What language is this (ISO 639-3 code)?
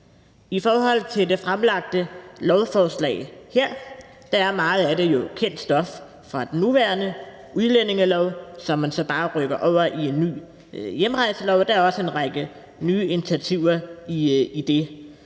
dan